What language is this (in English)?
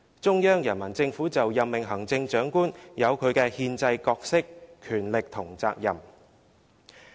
Cantonese